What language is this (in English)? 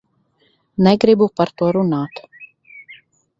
Latvian